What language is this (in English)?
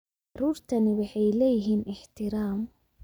Somali